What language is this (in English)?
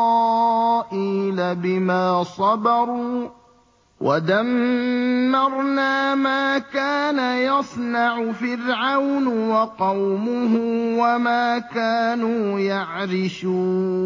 Arabic